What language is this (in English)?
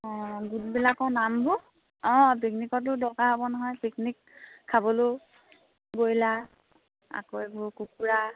Assamese